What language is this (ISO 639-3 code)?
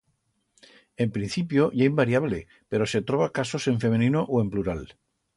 arg